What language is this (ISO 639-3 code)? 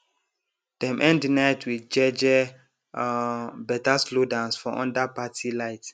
pcm